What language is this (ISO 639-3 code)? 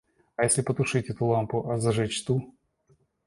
rus